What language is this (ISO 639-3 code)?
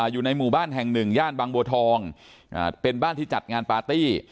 tha